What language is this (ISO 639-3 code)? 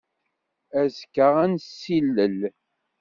kab